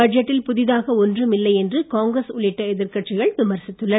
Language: Tamil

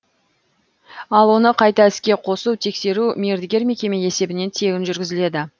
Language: Kazakh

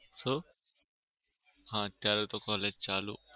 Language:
Gujarati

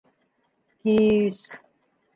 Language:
Bashkir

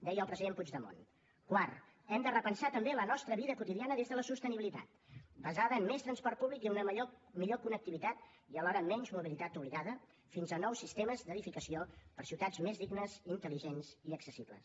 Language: Catalan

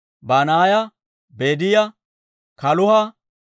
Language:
Dawro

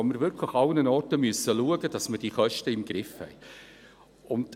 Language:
Swiss German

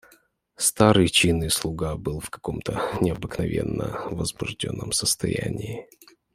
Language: Russian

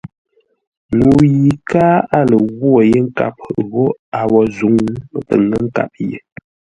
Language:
Ngombale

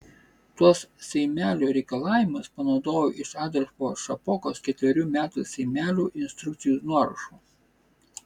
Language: Lithuanian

